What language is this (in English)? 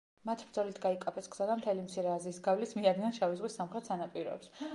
Georgian